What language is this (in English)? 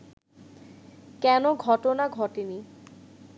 Bangla